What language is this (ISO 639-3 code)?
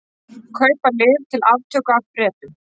isl